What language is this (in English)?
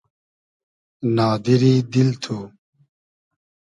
Hazaragi